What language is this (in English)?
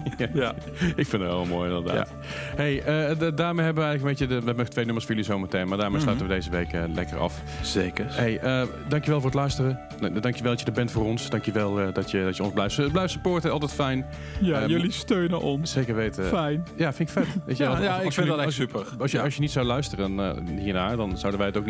Dutch